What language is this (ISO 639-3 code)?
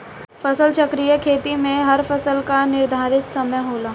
bho